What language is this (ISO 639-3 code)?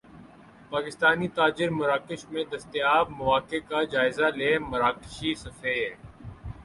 urd